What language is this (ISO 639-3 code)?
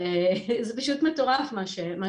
heb